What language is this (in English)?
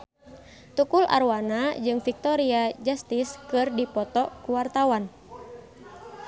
Sundanese